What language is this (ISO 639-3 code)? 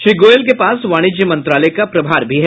hin